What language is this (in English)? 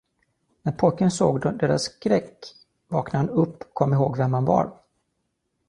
Swedish